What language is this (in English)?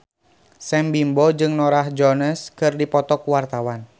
Sundanese